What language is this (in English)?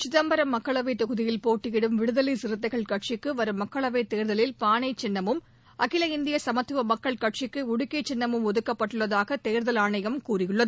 Tamil